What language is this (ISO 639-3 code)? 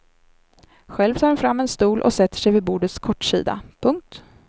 swe